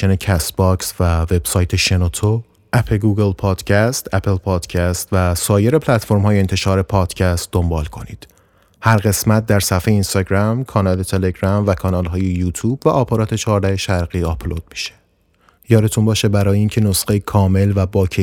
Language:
Persian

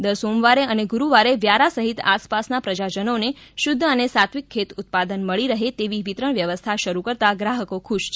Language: Gujarati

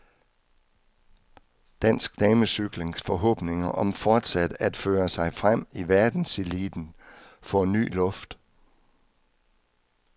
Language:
Danish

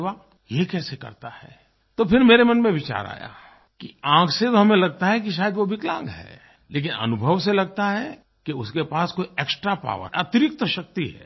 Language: Hindi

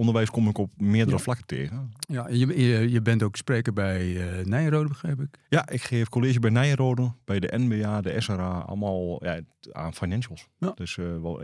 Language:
Dutch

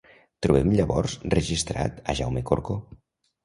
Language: Catalan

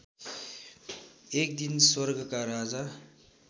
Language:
Nepali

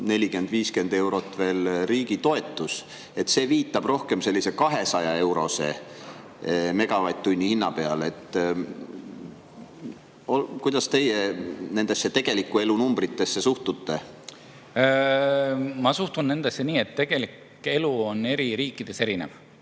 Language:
Estonian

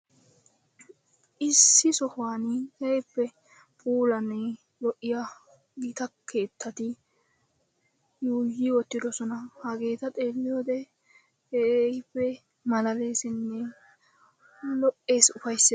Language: Wolaytta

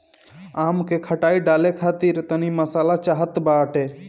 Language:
Bhojpuri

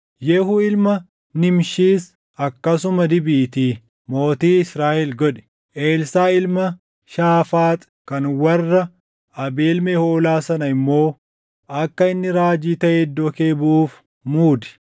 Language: Oromo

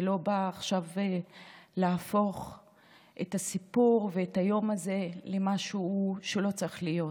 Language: Hebrew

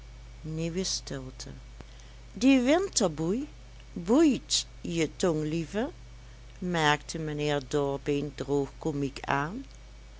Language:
Dutch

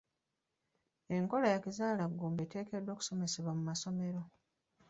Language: Ganda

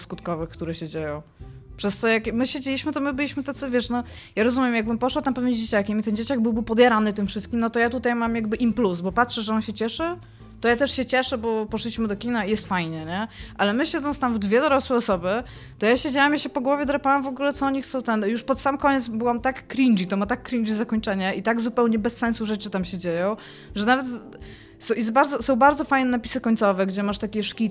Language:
Polish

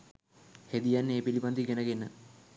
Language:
Sinhala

